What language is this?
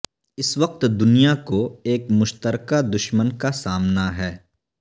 Urdu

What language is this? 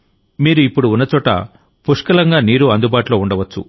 Telugu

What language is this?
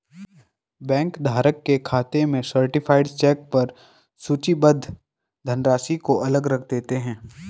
Hindi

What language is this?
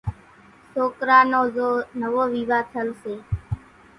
Kachi Koli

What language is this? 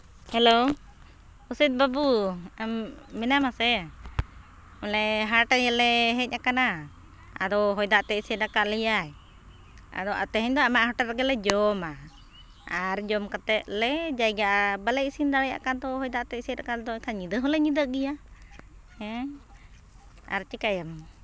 Santali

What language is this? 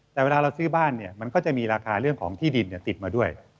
Thai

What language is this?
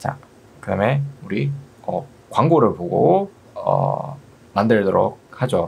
Korean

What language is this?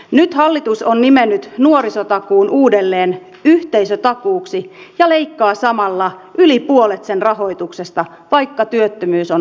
Finnish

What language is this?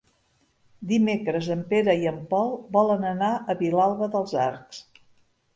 Catalan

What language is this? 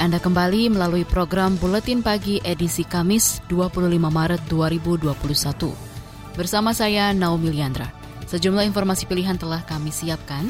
Indonesian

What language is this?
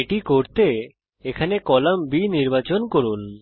Bangla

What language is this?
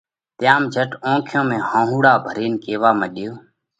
Parkari Koli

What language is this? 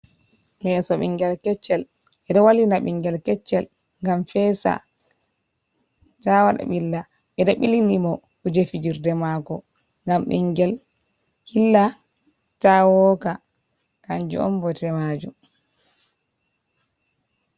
Fula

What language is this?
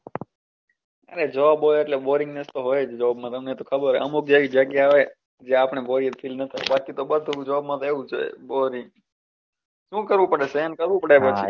Gujarati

